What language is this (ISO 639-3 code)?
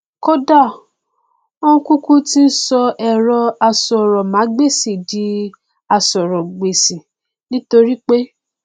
yor